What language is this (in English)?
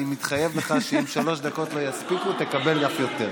Hebrew